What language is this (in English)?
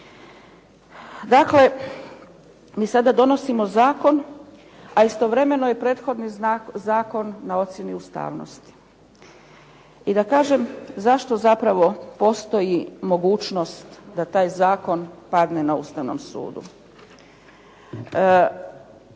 Croatian